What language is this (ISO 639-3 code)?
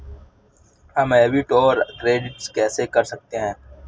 hin